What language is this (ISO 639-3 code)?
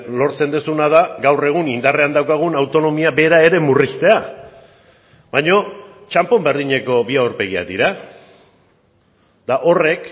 eus